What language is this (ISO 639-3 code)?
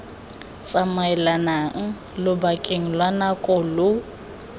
tsn